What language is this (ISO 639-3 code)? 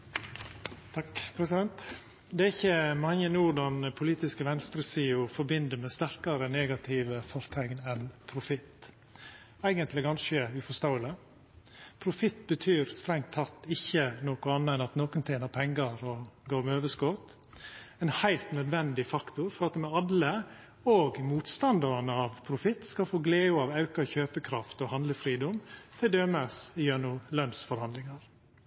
nno